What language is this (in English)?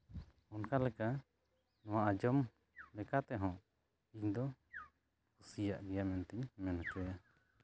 Santali